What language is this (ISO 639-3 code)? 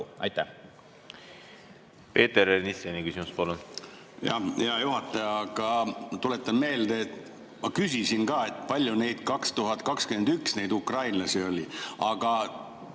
est